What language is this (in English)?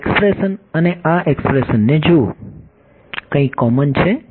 Gujarati